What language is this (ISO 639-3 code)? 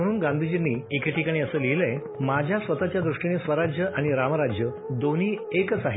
mar